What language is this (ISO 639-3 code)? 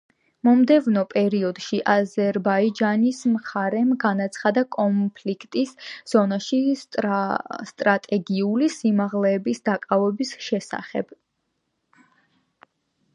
kat